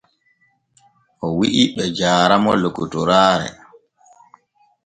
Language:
Borgu Fulfulde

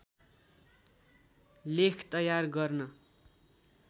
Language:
Nepali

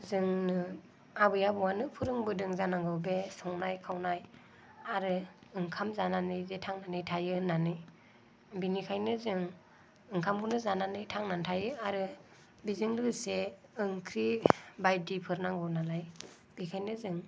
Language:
Bodo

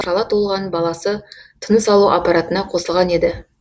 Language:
Kazakh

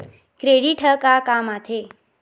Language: Chhattisgarhi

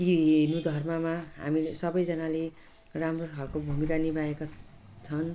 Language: Nepali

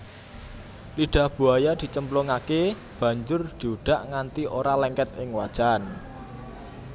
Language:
Javanese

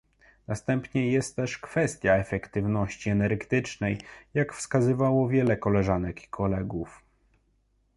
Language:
Polish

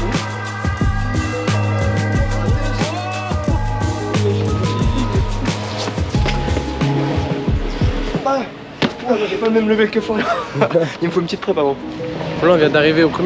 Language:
French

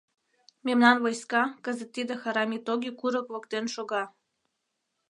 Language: Mari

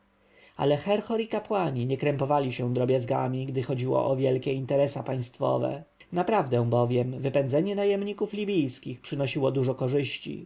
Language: Polish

